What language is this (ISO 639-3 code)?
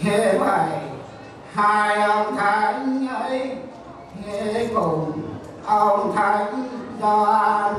vie